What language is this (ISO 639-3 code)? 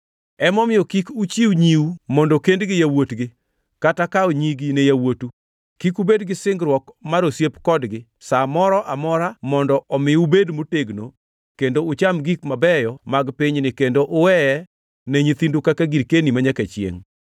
luo